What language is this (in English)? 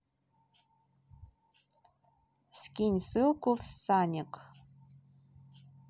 Russian